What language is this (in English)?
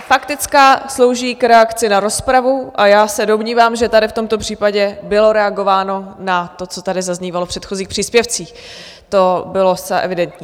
Czech